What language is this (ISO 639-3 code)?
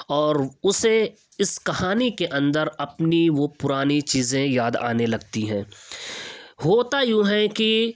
urd